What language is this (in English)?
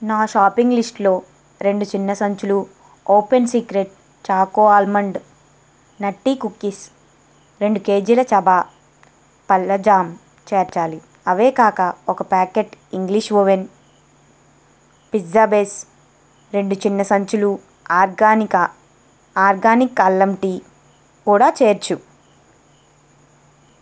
Telugu